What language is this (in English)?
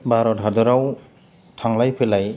Bodo